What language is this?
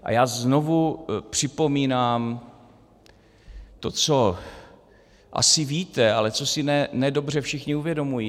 Czech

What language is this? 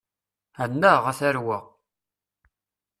Kabyle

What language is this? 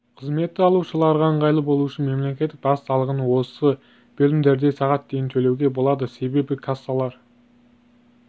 Kazakh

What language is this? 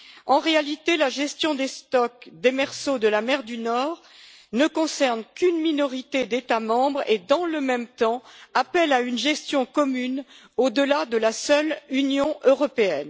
French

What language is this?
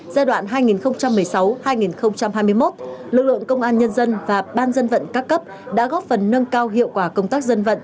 Vietnamese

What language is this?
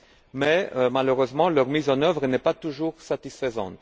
French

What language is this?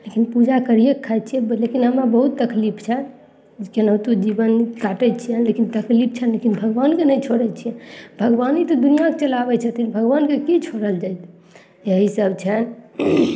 Maithili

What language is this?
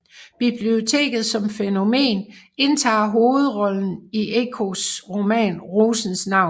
Danish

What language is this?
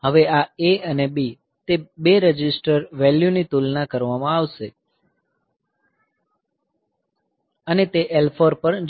Gujarati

